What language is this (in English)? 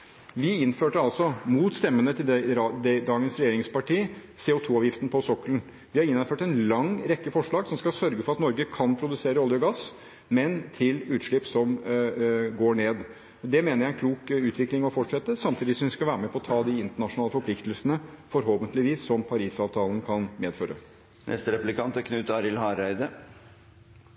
Norwegian